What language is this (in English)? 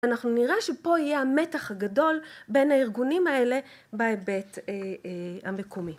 Hebrew